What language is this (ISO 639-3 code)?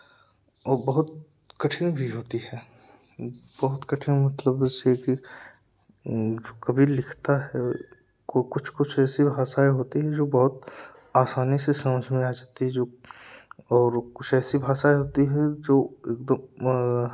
hin